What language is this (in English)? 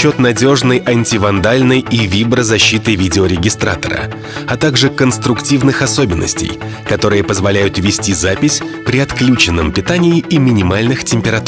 Russian